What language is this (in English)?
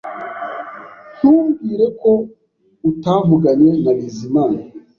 Kinyarwanda